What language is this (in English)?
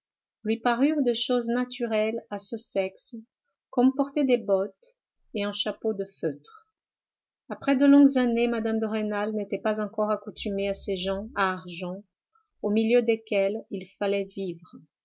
French